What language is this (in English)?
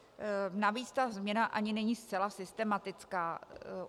Czech